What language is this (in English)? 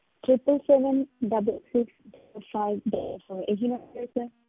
Punjabi